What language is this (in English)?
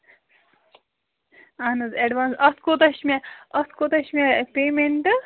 Kashmiri